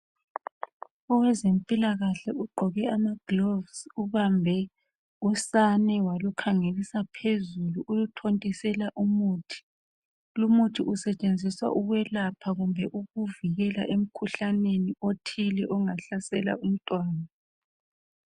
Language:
North Ndebele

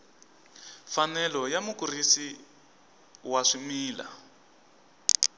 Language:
Tsonga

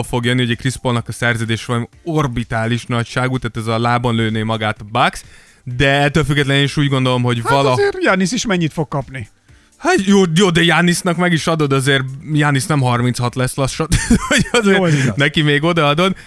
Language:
Hungarian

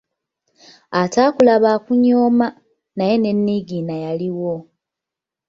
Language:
Ganda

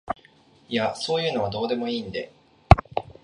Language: Japanese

